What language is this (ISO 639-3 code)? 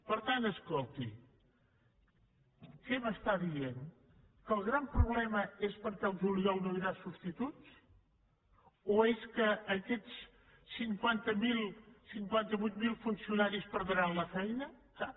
cat